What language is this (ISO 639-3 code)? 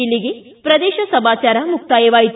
kan